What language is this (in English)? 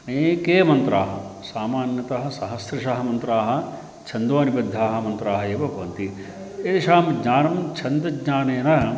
Sanskrit